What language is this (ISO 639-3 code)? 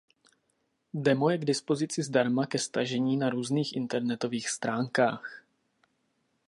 ces